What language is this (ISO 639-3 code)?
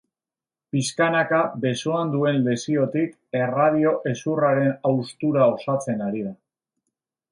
eus